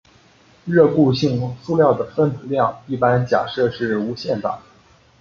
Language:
Chinese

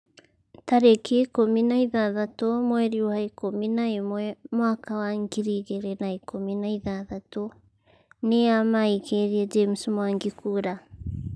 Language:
Kikuyu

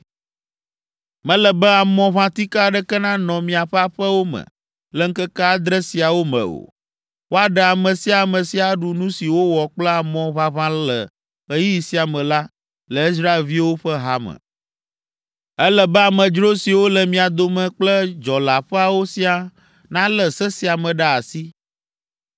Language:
Ewe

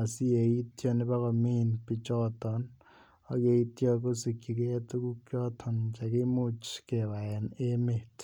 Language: Kalenjin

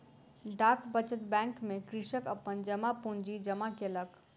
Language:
Maithili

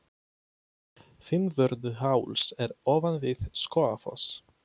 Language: Icelandic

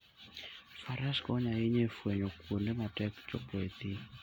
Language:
Luo (Kenya and Tanzania)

